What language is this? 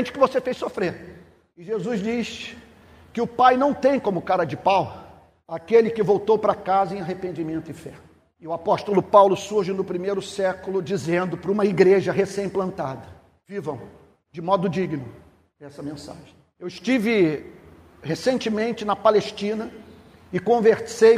Portuguese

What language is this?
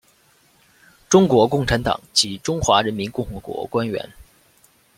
Chinese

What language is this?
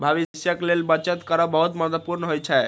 Maithili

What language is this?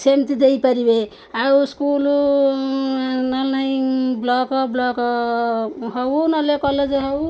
Odia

